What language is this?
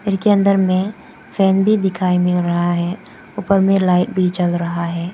Hindi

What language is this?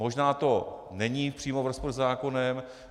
Czech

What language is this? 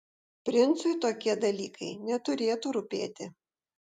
Lithuanian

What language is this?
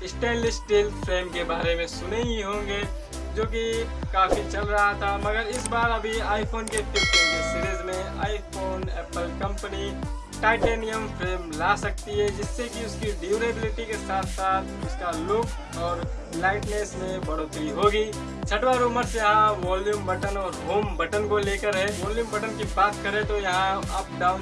Hindi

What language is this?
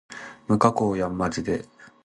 Japanese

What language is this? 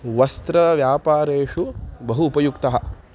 Sanskrit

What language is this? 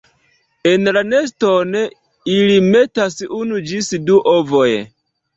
Esperanto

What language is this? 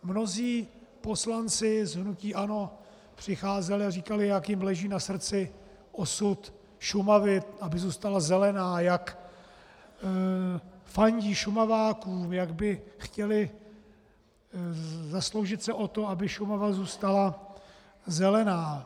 Czech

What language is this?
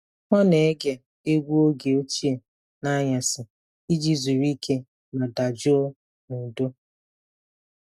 Igbo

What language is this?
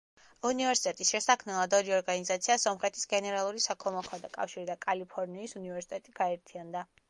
Georgian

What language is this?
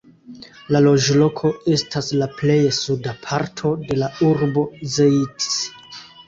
Esperanto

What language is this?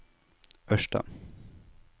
Norwegian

